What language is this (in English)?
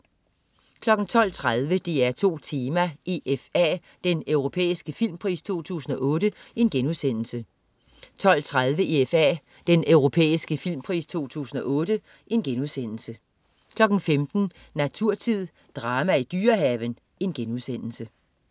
Danish